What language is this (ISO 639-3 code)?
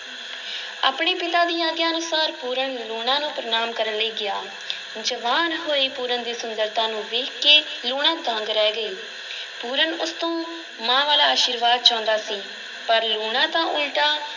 pan